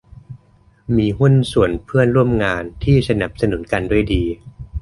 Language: Thai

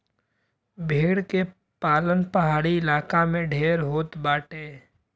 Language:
Bhojpuri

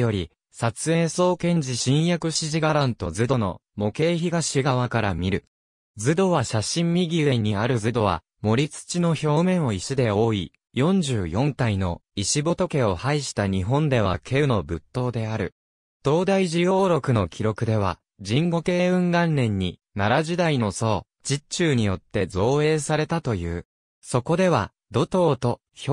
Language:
Japanese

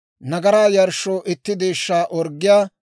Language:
Dawro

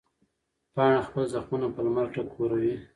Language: Pashto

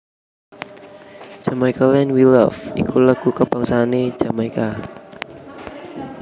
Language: Javanese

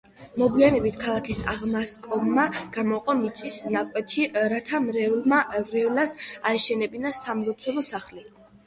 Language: Georgian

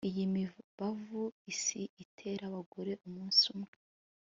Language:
Kinyarwanda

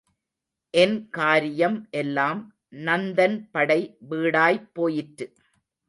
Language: Tamil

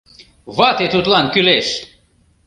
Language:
Mari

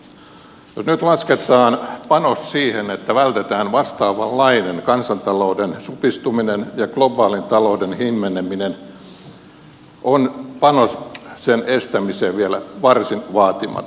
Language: Finnish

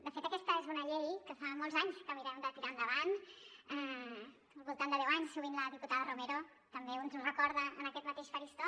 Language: Catalan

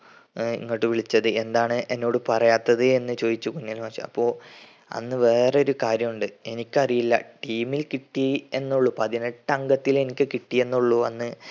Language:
Malayalam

